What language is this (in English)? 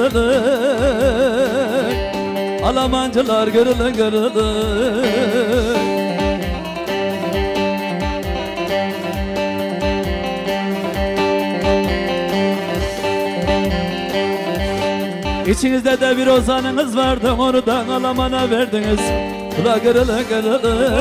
Turkish